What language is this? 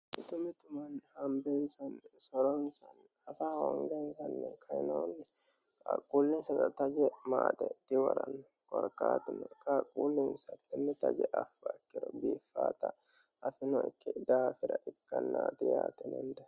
Sidamo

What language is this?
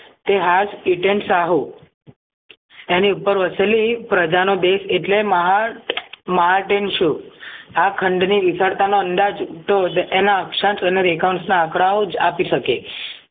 Gujarati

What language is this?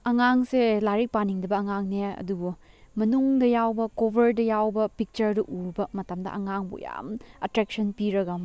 Manipuri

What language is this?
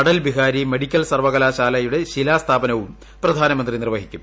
Malayalam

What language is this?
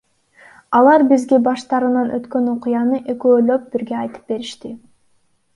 Kyrgyz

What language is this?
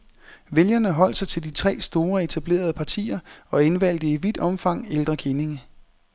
Danish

